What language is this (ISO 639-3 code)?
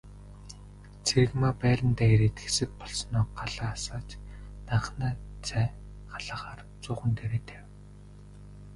mon